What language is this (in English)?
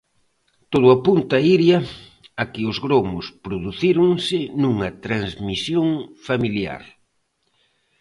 Galician